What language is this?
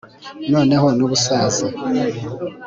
Kinyarwanda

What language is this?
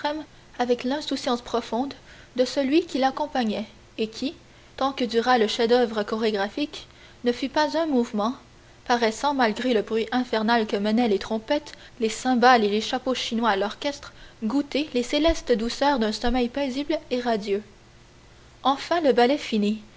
French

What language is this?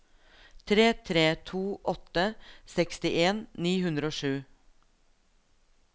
Norwegian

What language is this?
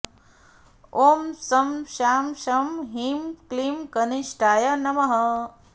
Sanskrit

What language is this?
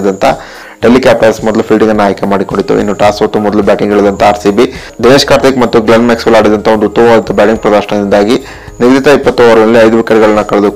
Hindi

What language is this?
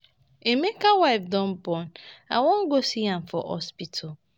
Nigerian Pidgin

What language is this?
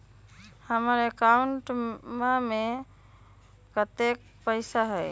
Magahi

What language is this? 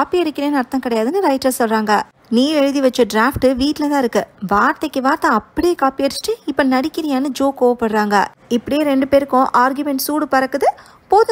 Tamil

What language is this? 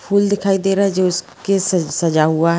Magahi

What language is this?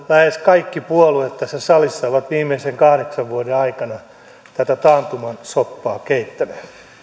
Finnish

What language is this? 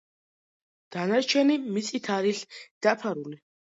Georgian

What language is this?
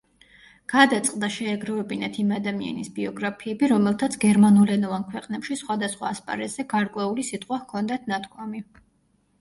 Georgian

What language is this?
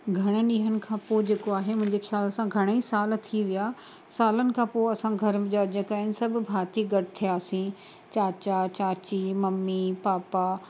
Sindhi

